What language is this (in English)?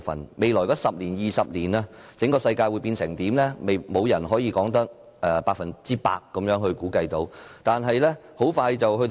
Cantonese